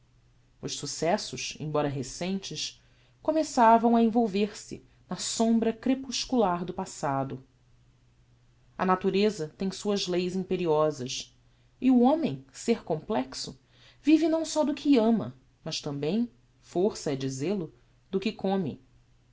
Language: Portuguese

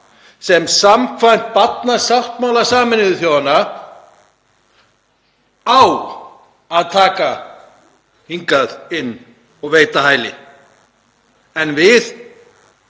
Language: Icelandic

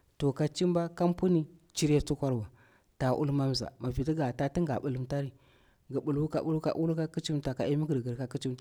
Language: Bura-Pabir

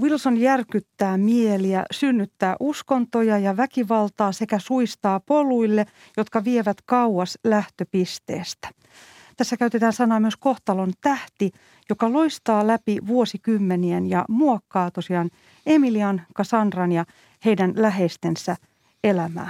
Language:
Finnish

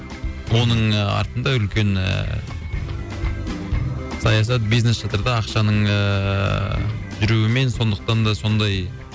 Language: Kazakh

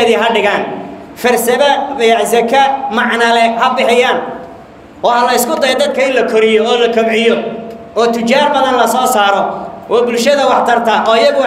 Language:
Arabic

